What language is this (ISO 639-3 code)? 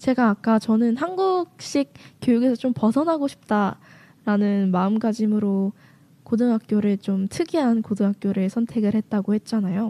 kor